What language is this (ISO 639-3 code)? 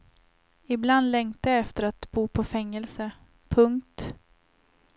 swe